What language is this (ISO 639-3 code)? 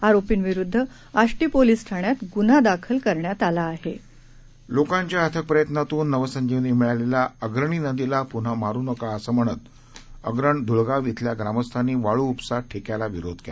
mar